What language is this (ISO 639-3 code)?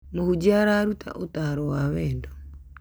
kik